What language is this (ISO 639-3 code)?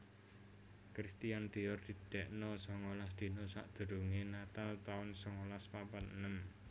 jav